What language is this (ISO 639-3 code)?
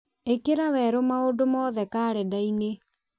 kik